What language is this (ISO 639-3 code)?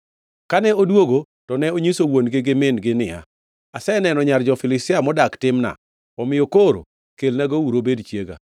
luo